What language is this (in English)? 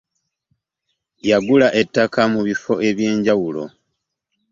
Ganda